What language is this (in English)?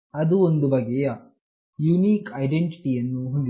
Kannada